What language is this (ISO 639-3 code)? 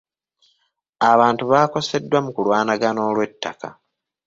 lug